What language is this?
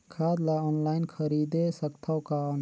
Chhattisgarhi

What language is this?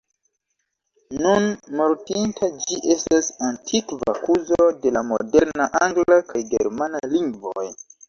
Esperanto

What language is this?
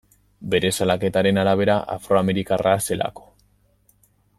Basque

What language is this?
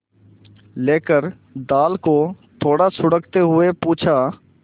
Hindi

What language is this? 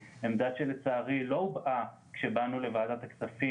Hebrew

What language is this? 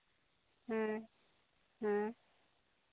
Santali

